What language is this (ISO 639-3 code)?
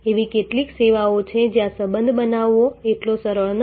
guj